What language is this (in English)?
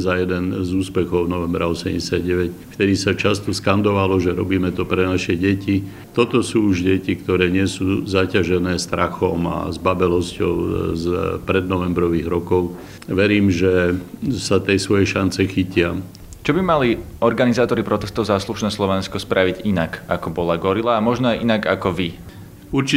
Slovak